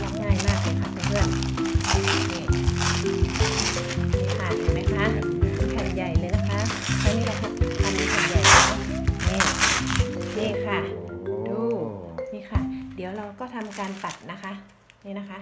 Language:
Thai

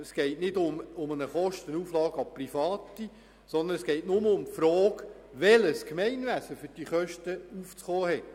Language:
Swiss German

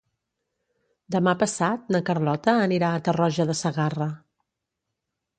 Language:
Catalan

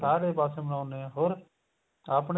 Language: Punjabi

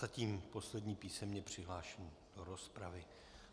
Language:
Czech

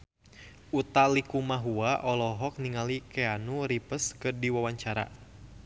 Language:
Sundanese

